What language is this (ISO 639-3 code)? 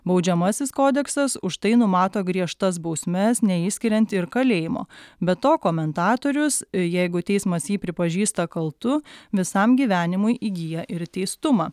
lit